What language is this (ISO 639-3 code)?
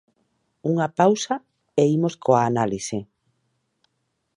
glg